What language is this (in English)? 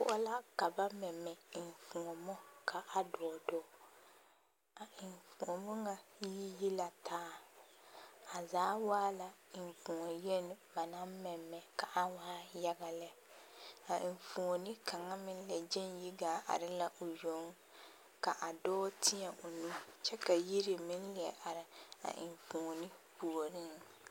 Southern Dagaare